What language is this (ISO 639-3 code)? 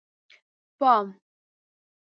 pus